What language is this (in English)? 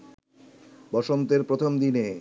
Bangla